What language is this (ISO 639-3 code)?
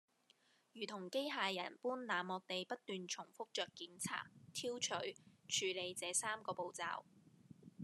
yue